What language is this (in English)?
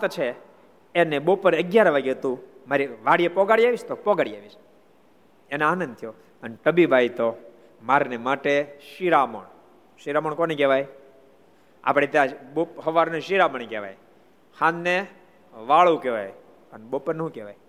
Gujarati